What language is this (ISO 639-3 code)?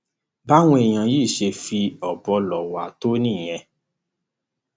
yor